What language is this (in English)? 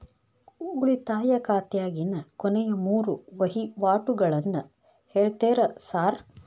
Kannada